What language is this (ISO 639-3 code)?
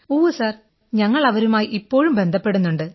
mal